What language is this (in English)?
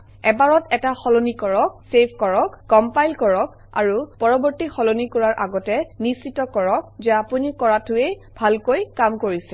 Assamese